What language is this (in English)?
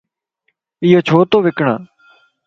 Lasi